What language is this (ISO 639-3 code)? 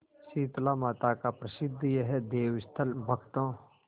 hin